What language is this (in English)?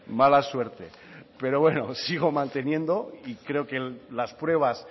Spanish